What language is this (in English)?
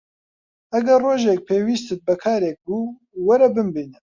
Central Kurdish